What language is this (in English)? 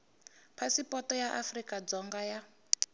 Tsonga